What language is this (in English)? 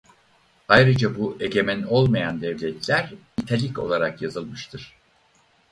Turkish